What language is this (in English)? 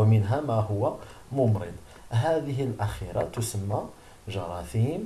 Arabic